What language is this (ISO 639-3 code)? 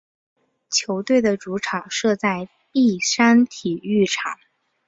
zho